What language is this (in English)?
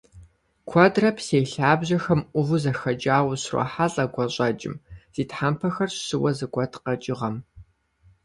Kabardian